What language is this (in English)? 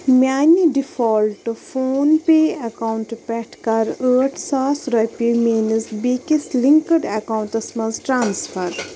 Kashmiri